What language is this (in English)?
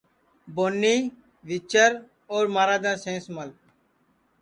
Sansi